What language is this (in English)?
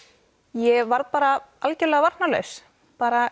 Icelandic